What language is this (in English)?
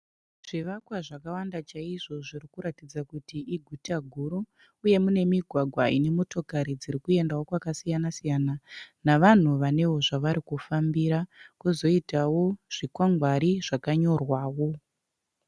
Shona